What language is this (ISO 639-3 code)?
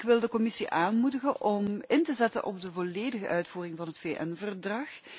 nld